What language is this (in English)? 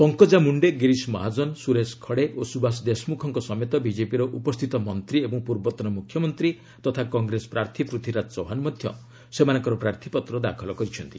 Odia